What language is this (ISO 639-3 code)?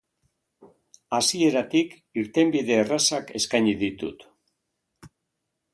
eus